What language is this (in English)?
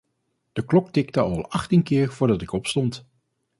Dutch